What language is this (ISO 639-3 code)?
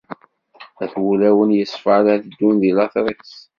kab